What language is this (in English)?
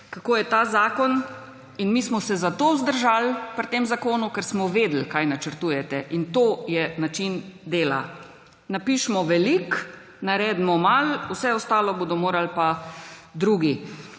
Slovenian